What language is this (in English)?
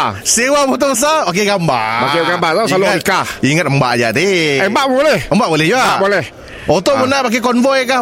Malay